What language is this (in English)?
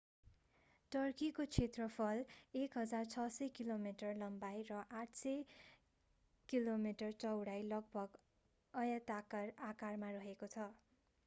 Nepali